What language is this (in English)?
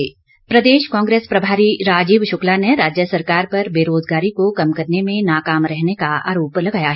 Hindi